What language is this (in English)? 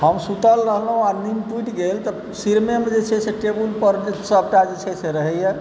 Maithili